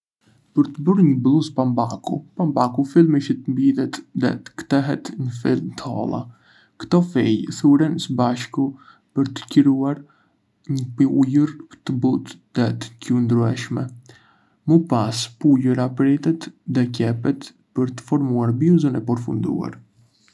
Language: Arbëreshë Albanian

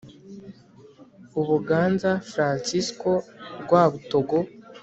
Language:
Kinyarwanda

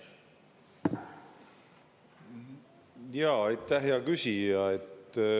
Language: Estonian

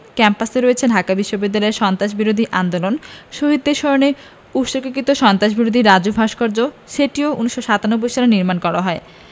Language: Bangla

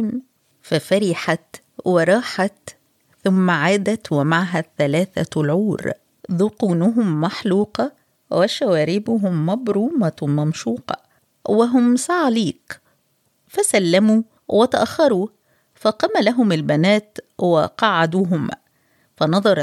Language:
Arabic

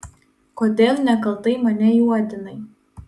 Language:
Lithuanian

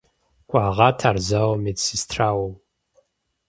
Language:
Kabardian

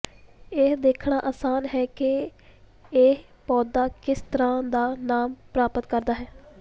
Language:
Punjabi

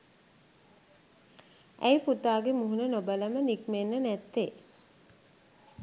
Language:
Sinhala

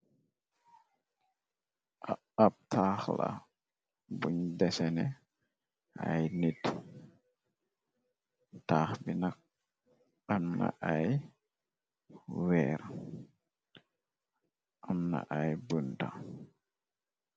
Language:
Wolof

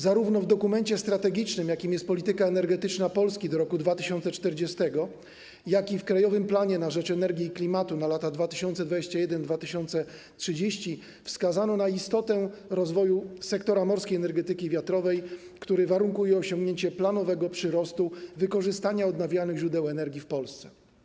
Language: Polish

